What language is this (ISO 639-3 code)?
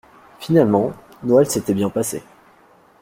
fra